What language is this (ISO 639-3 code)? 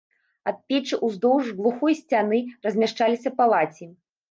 bel